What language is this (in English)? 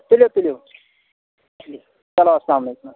Kashmiri